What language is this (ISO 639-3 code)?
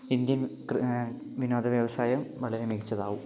mal